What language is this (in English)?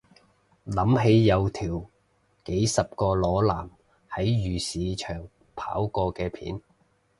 Cantonese